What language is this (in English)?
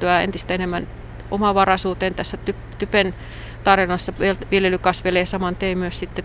Finnish